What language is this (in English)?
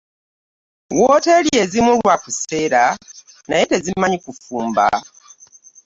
Ganda